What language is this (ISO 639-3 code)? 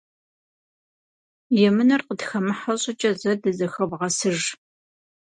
kbd